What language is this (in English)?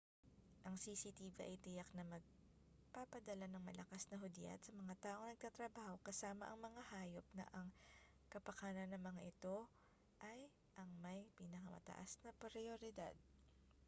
Filipino